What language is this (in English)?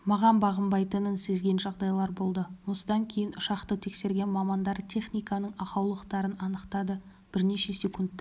Kazakh